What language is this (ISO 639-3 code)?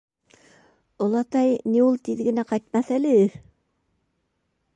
bak